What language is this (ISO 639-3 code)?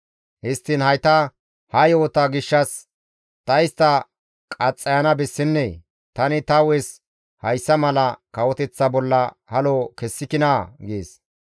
gmv